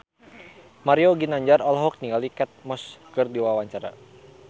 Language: Sundanese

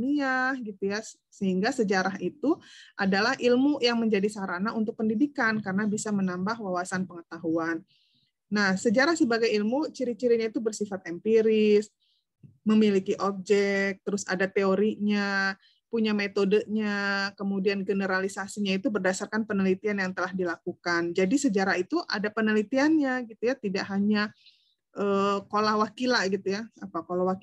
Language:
Indonesian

